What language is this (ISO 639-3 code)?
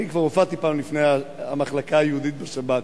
heb